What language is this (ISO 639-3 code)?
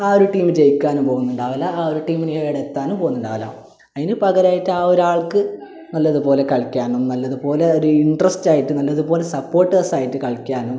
mal